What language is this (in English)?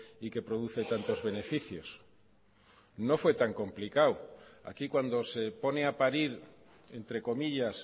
Spanish